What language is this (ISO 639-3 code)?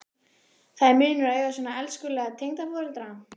isl